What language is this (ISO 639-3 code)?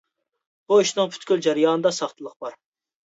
uig